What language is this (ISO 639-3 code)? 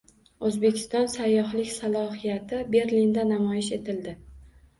uzb